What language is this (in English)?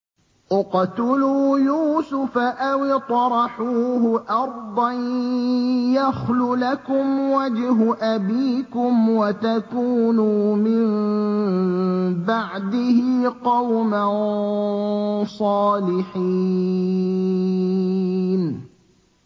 Arabic